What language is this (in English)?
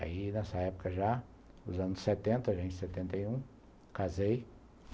Portuguese